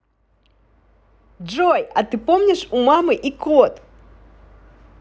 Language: Russian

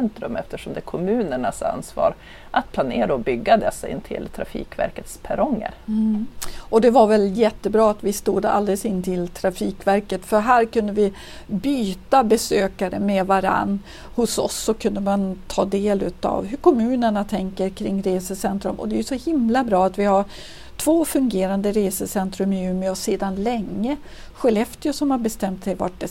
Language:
Swedish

